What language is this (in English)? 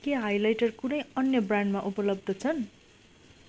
Nepali